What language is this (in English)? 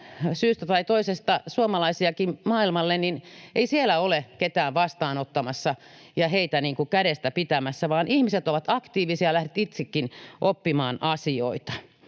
Finnish